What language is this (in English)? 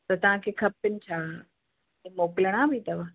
Sindhi